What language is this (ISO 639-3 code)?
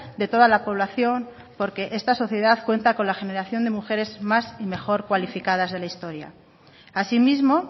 spa